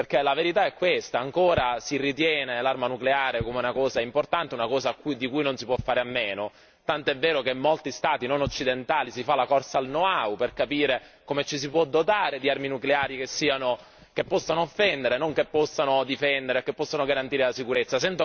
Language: Italian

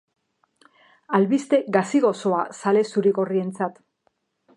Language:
Basque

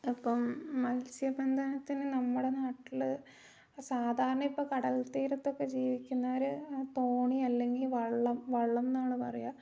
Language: Malayalam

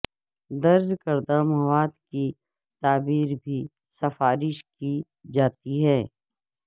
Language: Urdu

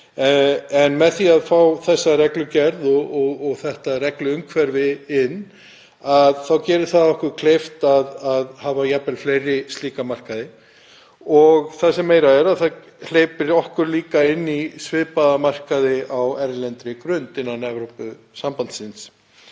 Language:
Icelandic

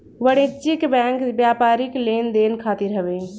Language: Bhojpuri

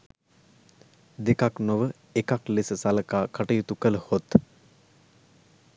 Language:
Sinhala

